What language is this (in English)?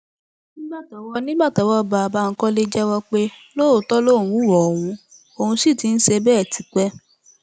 Yoruba